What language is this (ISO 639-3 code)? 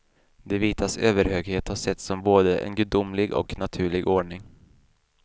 swe